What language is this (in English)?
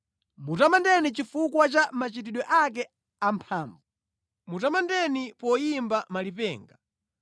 Nyanja